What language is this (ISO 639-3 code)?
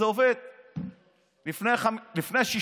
heb